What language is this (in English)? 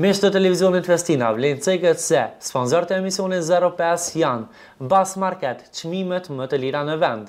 Romanian